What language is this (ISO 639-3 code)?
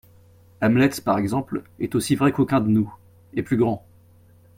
fra